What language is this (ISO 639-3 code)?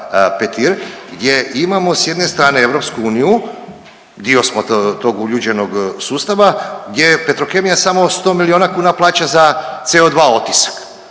hrv